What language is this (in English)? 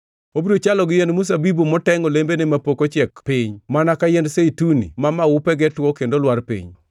Luo (Kenya and Tanzania)